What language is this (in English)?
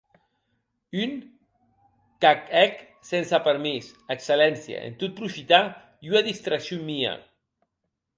Occitan